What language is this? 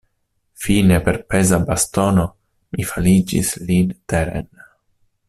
Esperanto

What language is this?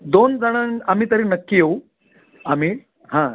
Marathi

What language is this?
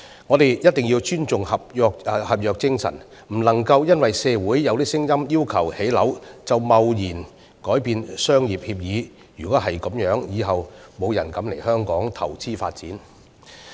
Cantonese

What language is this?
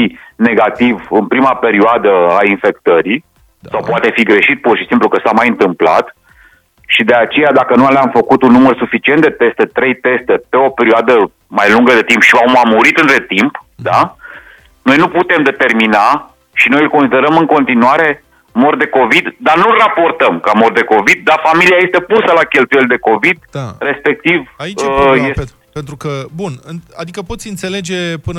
Romanian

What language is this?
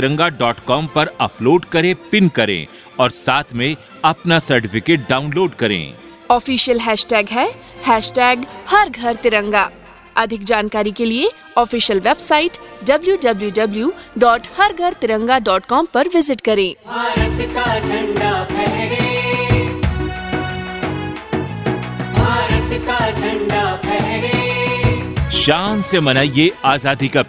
Hindi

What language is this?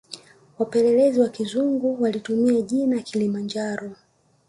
Swahili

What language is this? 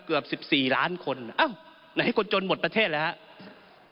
Thai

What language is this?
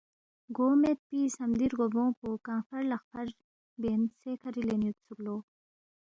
Balti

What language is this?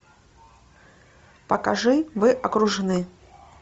Russian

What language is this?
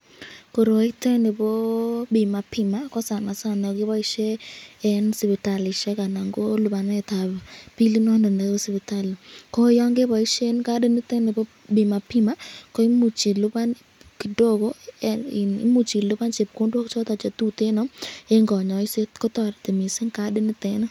Kalenjin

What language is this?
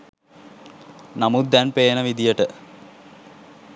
Sinhala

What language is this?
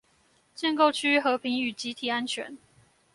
Chinese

